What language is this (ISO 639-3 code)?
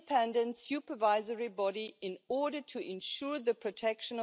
hrv